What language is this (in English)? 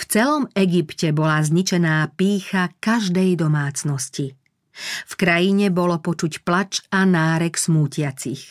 Slovak